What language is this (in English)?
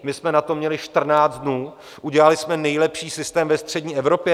Czech